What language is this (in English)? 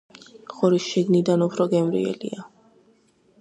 Georgian